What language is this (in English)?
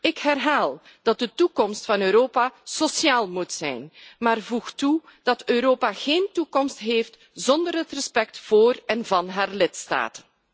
Dutch